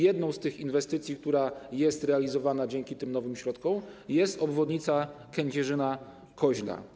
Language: Polish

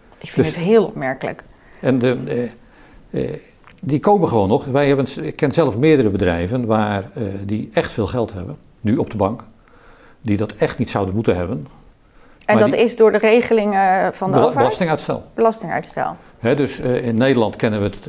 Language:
Dutch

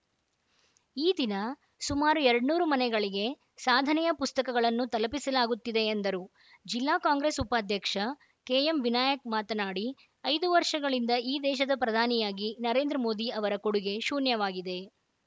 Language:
Kannada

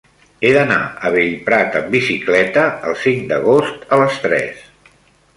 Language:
Catalan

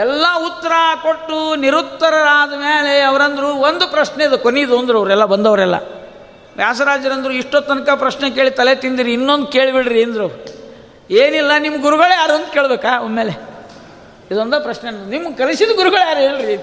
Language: Kannada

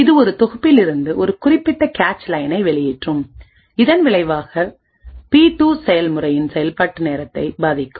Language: Tamil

